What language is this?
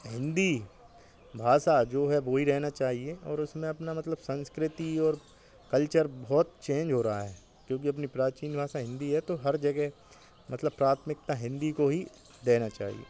Hindi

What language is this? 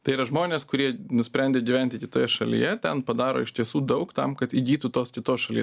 Lithuanian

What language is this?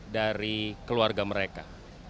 Indonesian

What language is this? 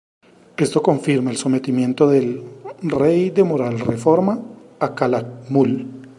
Spanish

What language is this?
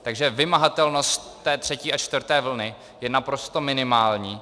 Czech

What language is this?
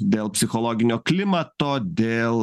Lithuanian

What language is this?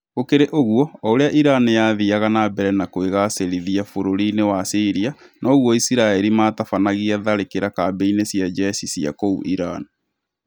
Kikuyu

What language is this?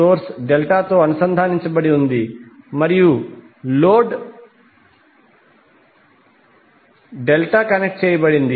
Telugu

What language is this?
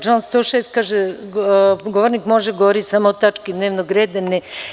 Serbian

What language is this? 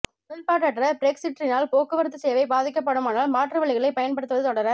Tamil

